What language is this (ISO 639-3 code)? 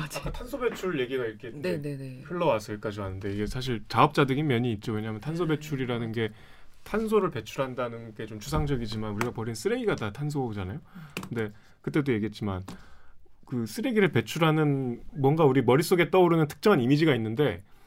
kor